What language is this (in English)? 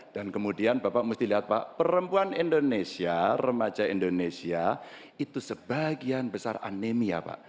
Indonesian